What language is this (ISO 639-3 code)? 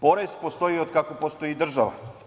srp